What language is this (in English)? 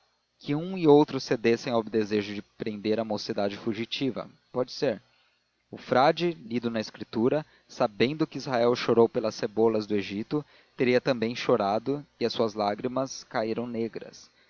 Portuguese